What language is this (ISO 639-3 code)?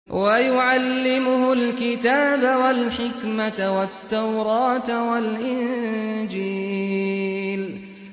ara